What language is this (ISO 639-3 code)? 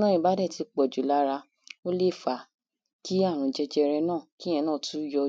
yor